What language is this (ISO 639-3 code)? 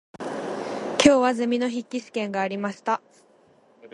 jpn